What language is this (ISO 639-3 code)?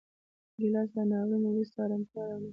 pus